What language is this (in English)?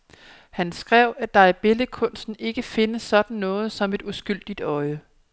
Danish